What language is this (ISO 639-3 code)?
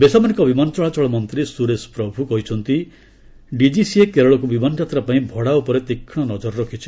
ori